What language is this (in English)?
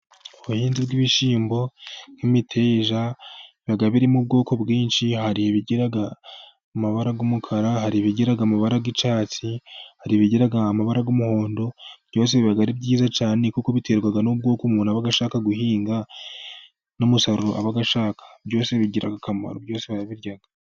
Kinyarwanda